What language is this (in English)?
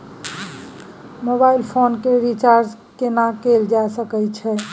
Maithili